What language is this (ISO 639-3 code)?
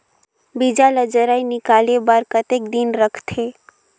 hne